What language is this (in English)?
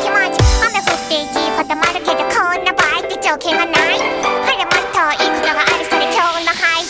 Indonesian